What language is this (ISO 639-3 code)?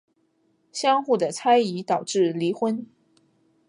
zho